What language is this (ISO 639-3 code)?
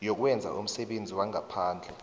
nbl